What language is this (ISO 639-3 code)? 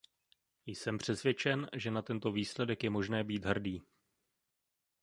ces